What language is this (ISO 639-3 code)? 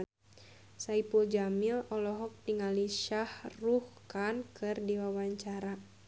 sun